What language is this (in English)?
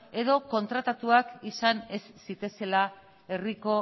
Basque